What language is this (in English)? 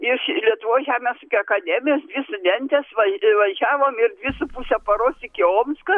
Lithuanian